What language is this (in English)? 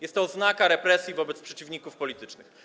Polish